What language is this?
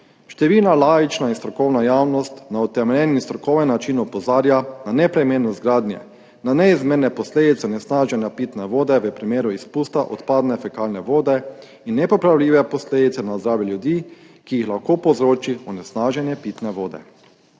Slovenian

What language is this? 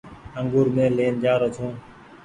Goaria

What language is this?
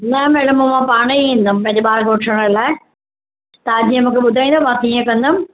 Sindhi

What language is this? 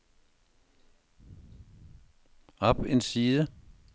Danish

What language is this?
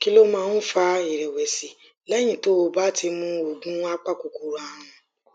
Yoruba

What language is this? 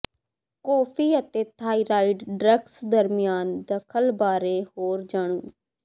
Punjabi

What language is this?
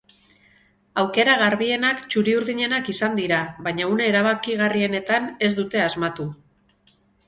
Basque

